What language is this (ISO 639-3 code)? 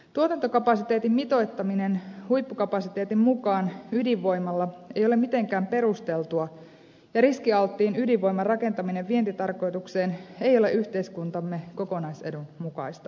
fin